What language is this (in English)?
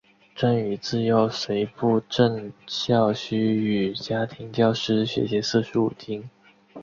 Chinese